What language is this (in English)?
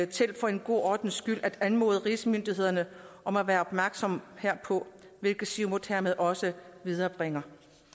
Danish